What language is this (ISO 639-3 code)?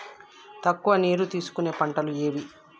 tel